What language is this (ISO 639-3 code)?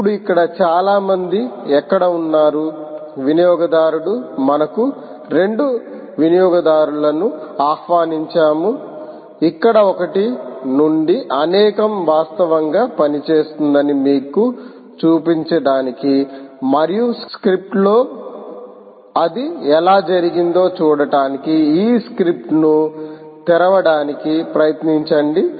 tel